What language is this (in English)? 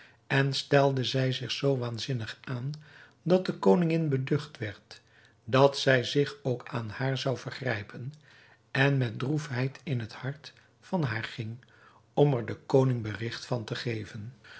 Dutch